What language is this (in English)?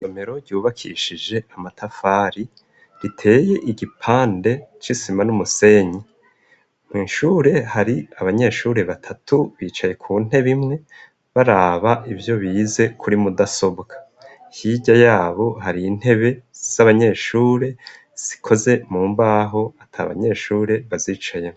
Rundi